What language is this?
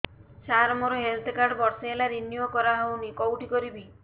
Odia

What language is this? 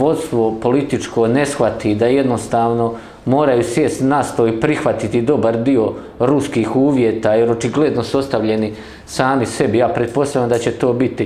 Croatian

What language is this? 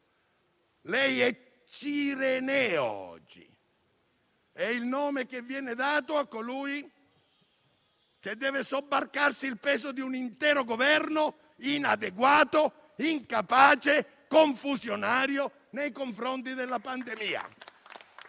Italian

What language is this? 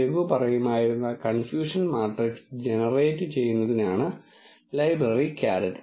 Malayalam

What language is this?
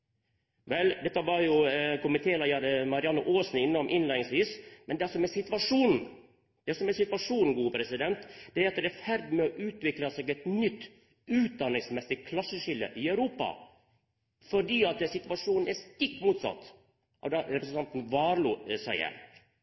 Norwegian Nynorsk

